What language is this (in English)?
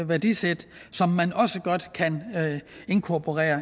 Danish